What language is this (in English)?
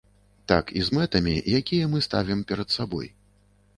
Belarusian